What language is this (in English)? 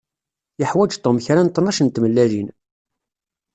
Kabyle